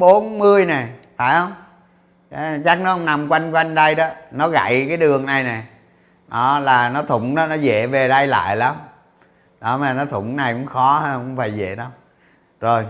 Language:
Vietnamese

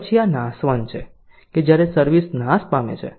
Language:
Gujarati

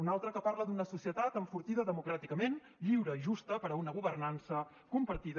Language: Catalan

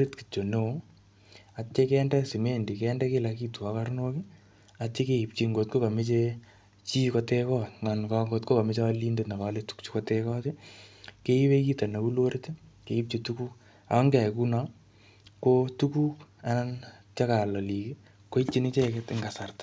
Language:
Kalenjin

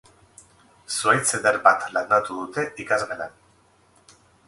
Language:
Basque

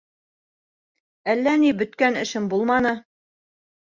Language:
Bashkir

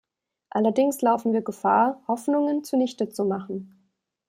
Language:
German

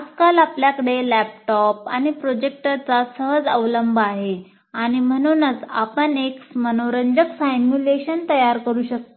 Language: Marathi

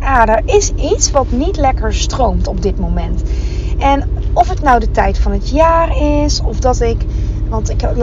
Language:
Dutch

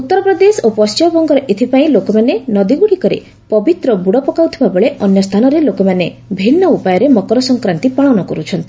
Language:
Odia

